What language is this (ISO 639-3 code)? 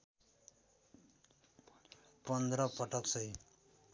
nep